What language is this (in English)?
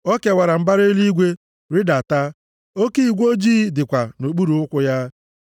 Igbo